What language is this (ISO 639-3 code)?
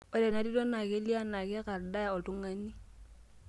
mas